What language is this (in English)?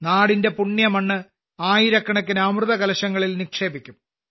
Malayalam